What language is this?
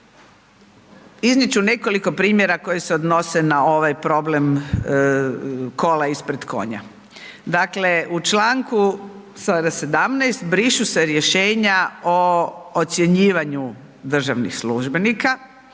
Croatian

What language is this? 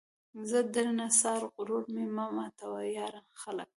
Pashto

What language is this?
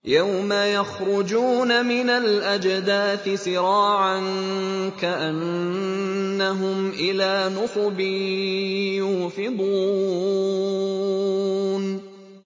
Arabic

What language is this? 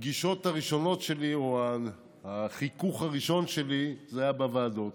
Hebrew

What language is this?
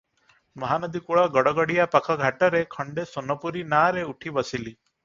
Odia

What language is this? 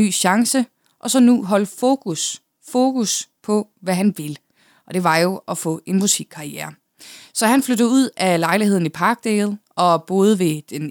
Danish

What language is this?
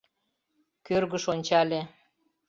Mari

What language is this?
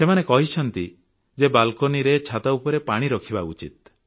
Odia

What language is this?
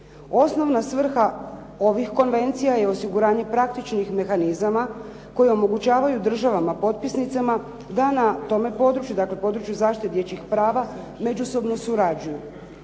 Croatian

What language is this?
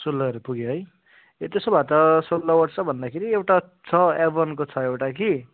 Nepali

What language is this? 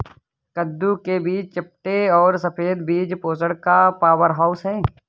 Hindi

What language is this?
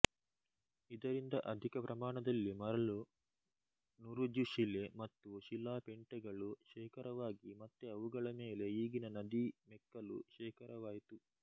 Kannada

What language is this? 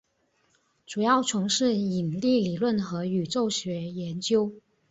Chinese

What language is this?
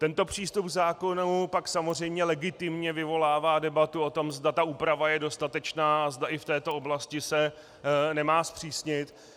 Czech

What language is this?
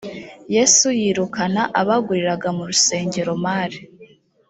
Kinyarwanda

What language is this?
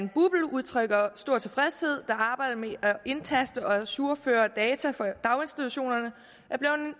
Danish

